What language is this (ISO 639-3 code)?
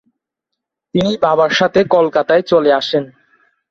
ben